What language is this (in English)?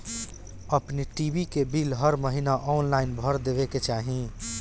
Bhojpuri